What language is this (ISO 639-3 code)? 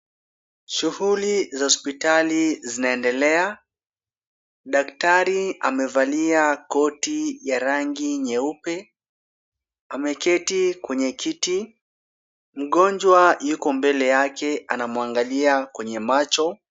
swa